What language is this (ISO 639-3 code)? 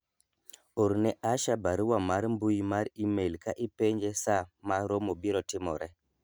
luo